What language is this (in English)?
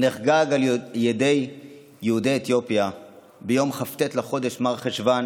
Hebrew